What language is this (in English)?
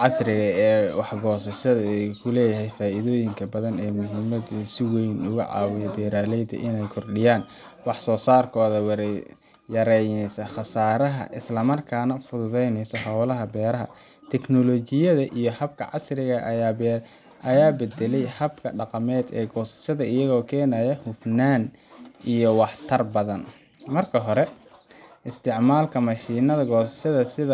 Somali